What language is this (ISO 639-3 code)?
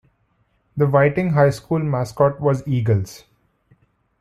eng